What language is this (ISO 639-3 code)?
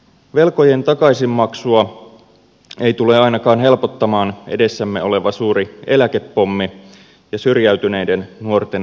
fin